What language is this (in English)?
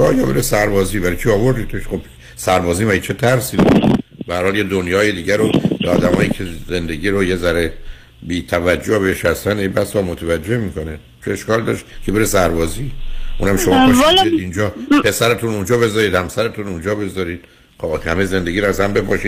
Persian